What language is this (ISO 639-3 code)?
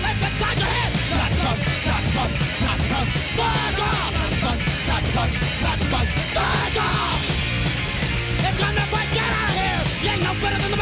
swe